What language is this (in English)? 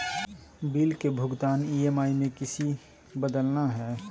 Magahi